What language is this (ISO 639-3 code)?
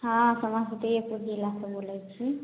mai